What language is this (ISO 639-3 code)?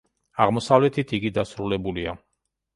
kat